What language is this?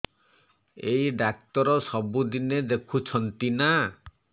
Odia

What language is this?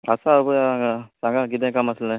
Konkani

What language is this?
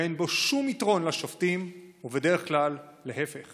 Hebrew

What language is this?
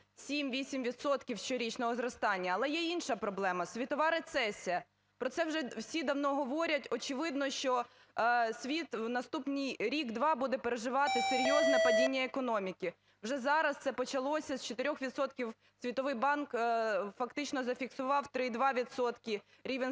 Ukrainian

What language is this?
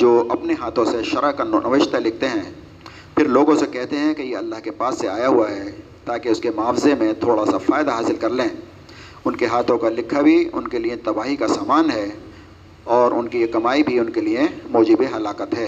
Urdu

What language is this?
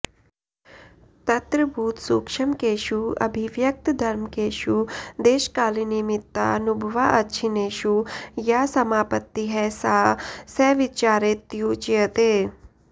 Sanskrit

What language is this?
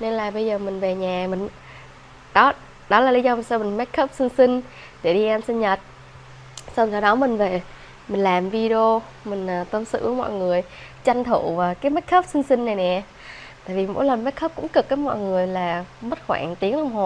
Vietnamese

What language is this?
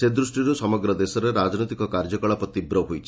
Odia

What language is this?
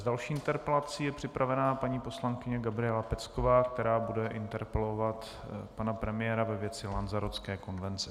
Czech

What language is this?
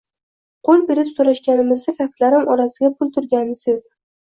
Uzbek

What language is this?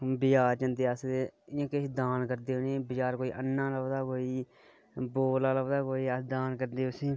Dogri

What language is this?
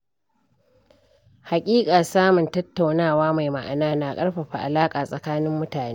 Hausa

